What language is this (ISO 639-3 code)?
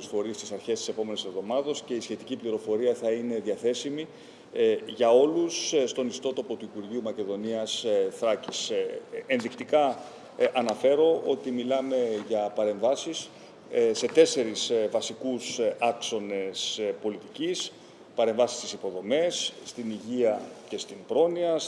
ell